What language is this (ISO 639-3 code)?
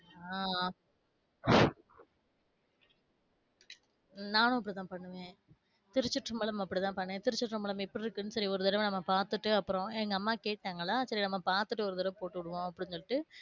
tam